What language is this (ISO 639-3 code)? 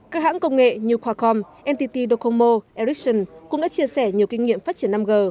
vie